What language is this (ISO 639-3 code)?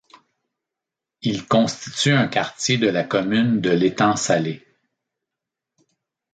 fra